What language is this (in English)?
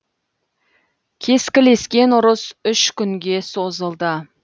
Kazakh